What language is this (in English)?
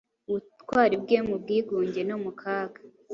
Kinyarwanda